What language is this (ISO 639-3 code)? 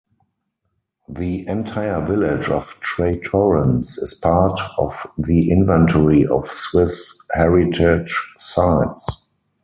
eng